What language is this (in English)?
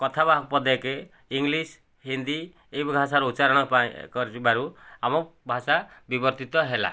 Odia